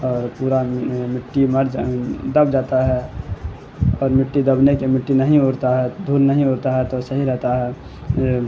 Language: Urdu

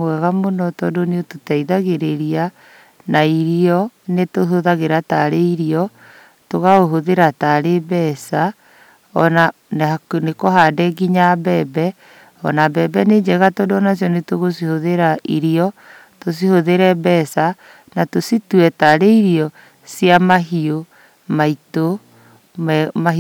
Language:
Kikuyu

